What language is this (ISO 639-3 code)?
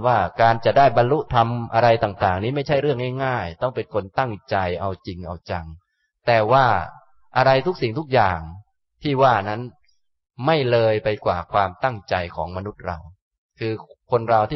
tha